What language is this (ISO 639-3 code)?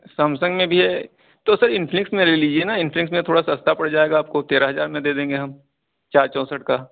urd